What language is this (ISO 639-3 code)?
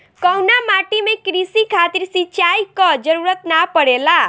bho